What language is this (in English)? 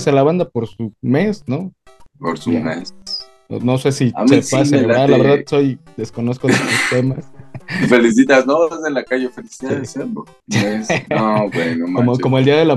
Spanish